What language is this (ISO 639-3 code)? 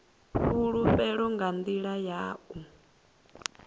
ven